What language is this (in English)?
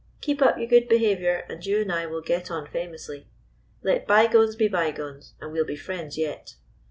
English